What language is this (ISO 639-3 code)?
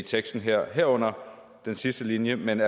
dan